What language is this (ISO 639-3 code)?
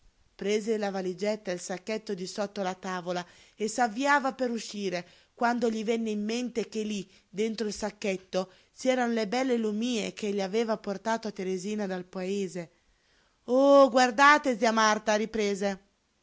ita